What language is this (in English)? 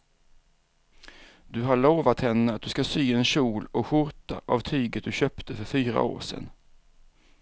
Swedish